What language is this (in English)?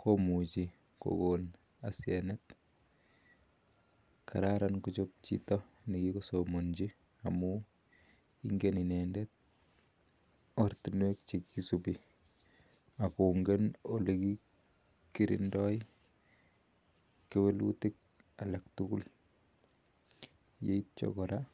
Kalenjin